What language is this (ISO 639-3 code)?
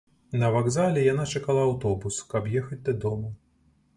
bel